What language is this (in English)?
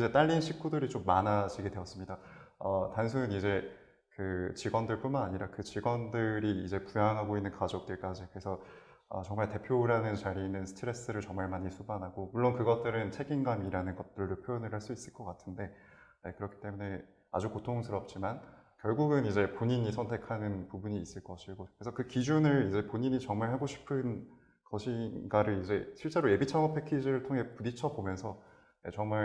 Korean